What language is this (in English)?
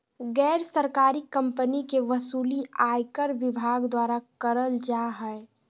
Magahi